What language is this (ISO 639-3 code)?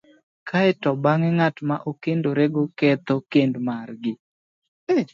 luo